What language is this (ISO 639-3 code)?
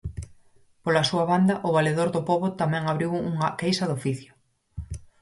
glg